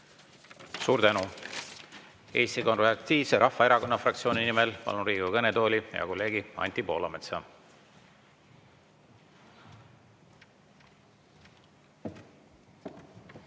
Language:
Estonian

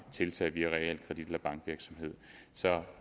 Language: Danish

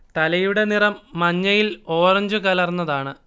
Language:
Malayalam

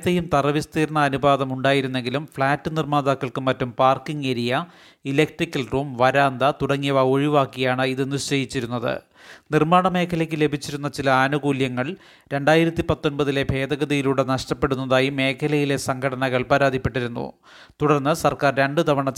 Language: Malayalam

